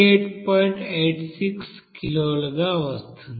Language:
Telugu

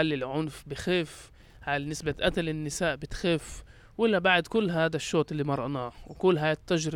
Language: Arabic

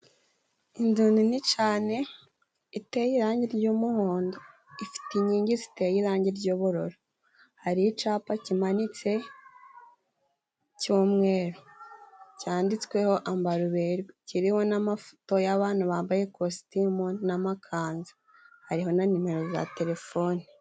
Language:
Kinyarwanda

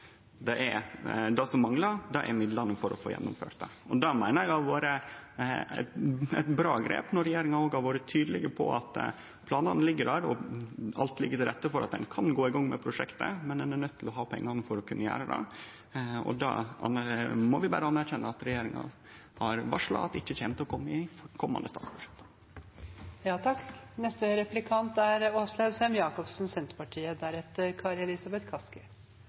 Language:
Norwegian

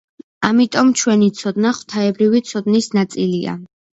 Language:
Georgian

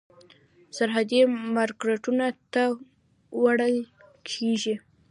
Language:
Pashto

